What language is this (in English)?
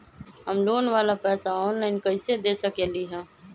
Magahi